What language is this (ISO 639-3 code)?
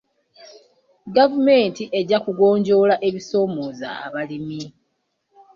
lug